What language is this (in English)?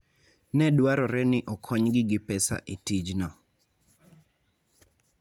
Luo (Kenya and Tanzania)